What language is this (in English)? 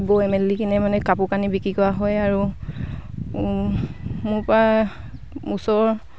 Assamese